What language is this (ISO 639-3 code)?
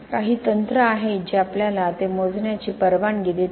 mar